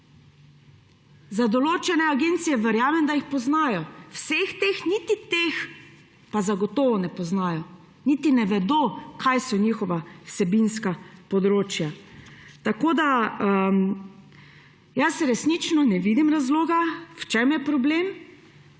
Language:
Slovenian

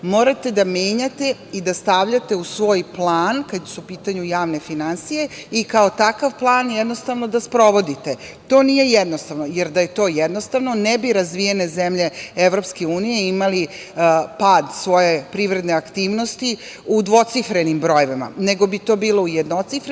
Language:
Serbian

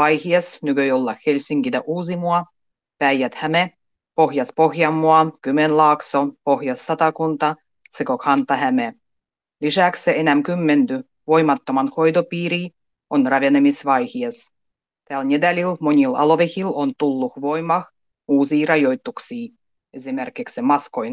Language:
Finnish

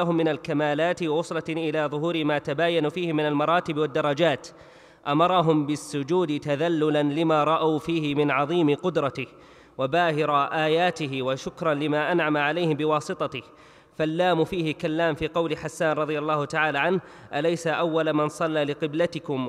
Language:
Arabic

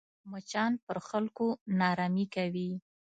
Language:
Pashto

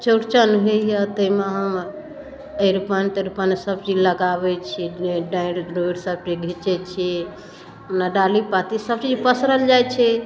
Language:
Maithili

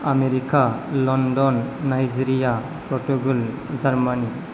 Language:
Bodo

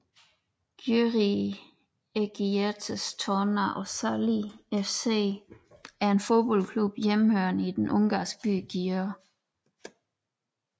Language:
Danish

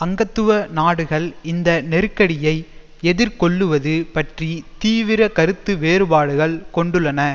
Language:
Tamil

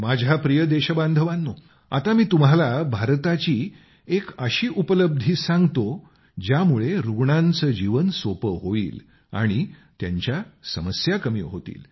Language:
Marathi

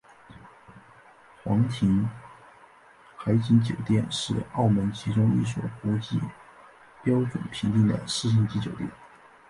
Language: Chinese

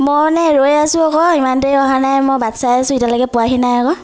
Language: Assamese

